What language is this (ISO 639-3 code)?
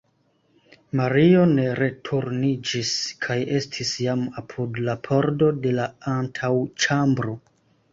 epo